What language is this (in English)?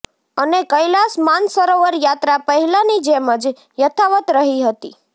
Gujarati